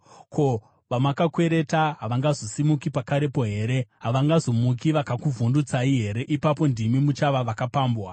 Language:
Shona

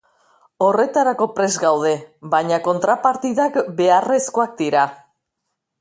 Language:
Basque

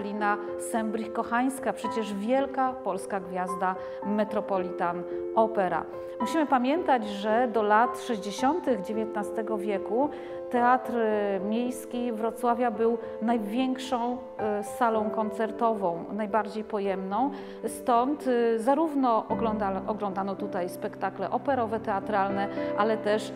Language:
Polish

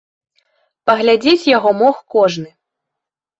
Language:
Belarusian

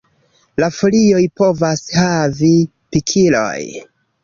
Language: Esperanto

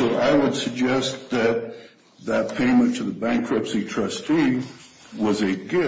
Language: English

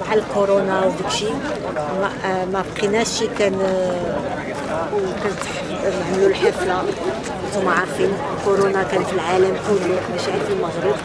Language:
Arabic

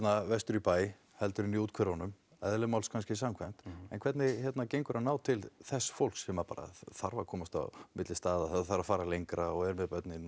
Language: Icelandic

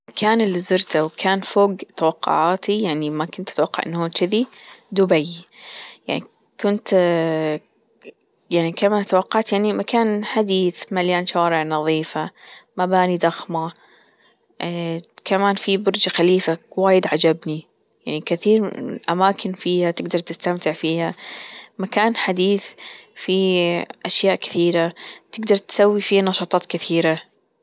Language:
Gulf Arabic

